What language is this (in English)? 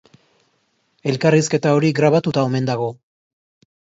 Basque